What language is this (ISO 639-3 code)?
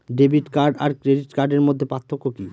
ben